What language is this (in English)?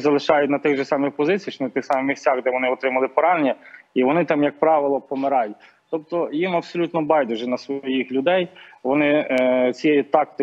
Ukrainian